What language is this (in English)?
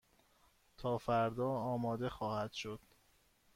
Persian